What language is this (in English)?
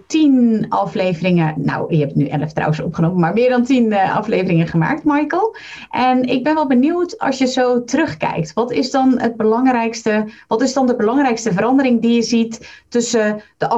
Dutch